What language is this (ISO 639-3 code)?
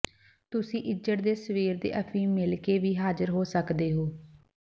pan